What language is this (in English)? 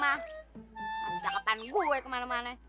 Indonesian